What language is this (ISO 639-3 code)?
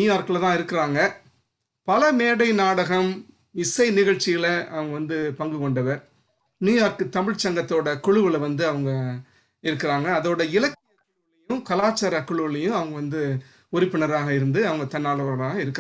tam